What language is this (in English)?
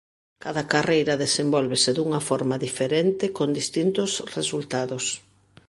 Galician